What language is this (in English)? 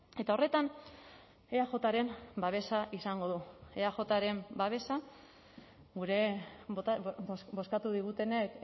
Basque